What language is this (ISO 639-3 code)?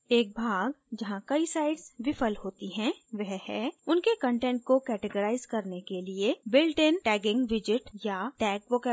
hin